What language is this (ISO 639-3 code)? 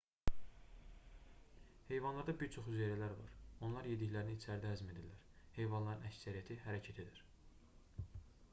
aze